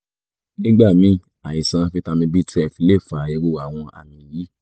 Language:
Yoruba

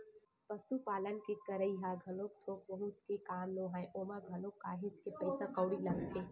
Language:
Chhattisgarhi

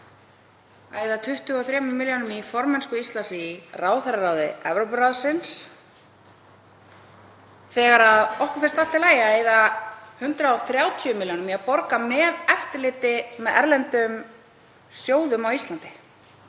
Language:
Icelandic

